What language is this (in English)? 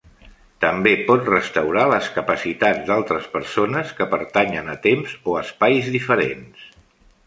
Catalan